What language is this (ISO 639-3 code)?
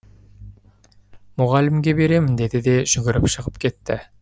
kaz